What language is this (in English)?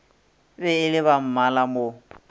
Northern Sotho